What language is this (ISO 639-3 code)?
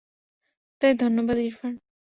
ben